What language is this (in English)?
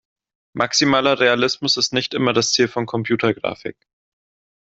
German